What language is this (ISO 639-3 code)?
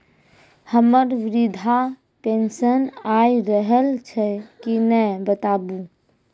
mai